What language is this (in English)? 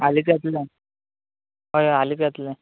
Konkani